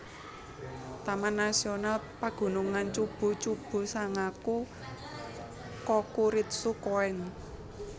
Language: Javanese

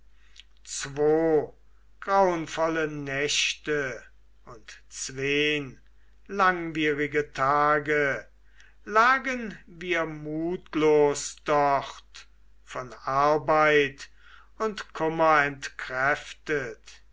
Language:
German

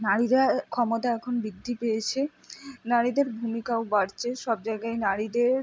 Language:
Bangla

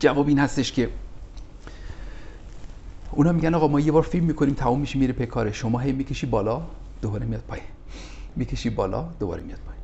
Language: Persian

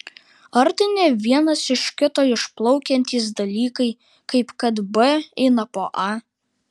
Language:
Lithuanian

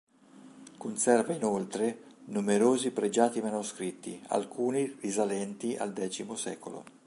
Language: Italian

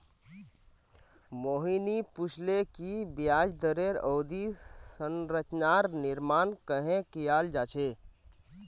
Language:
Magahi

